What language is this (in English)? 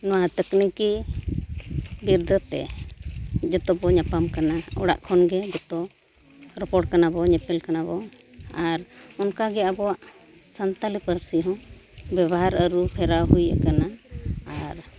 Santali